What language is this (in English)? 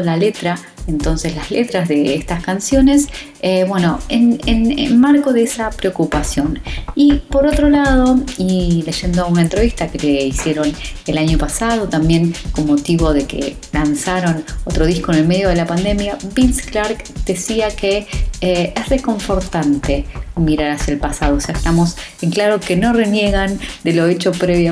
Spanish